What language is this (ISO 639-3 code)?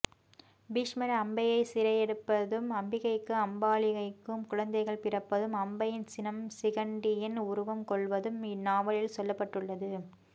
tam